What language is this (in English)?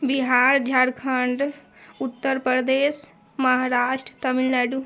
Maithili